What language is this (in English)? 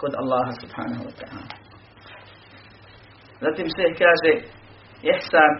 Croatian